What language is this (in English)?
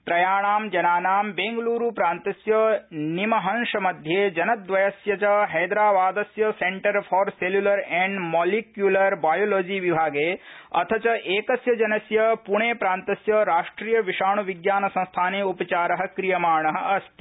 Sanskrit